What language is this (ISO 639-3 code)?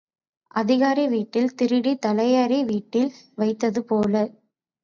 tam